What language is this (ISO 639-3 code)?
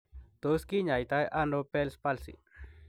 kln